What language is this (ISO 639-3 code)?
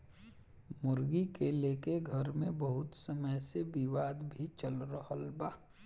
bho